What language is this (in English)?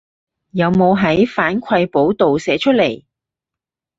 Cantonese